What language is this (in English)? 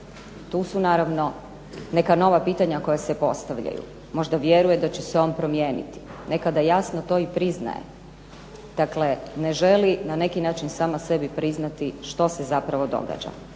Croatian